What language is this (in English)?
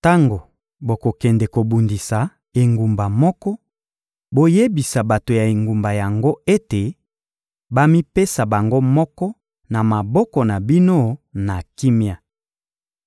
Lingala